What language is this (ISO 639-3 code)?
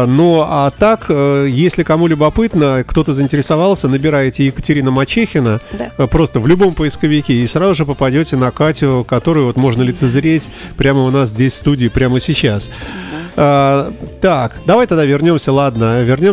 rus